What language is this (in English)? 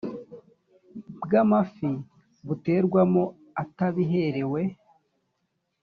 Kinyarwanda